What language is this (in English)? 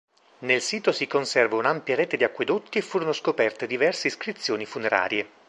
Italian